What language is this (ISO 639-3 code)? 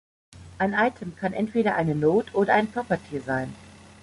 deu